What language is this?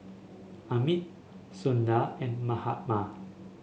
English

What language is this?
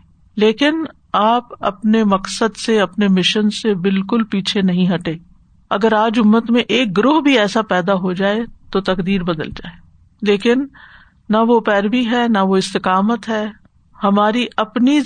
Urdu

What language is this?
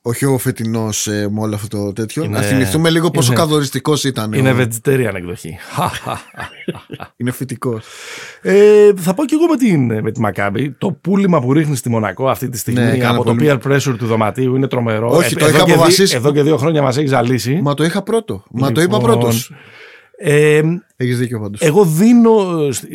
Greek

